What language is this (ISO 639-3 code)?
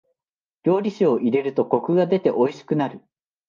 jpn